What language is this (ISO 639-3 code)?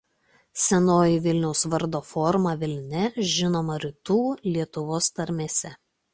lit